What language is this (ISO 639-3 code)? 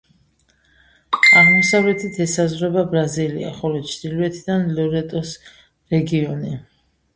kat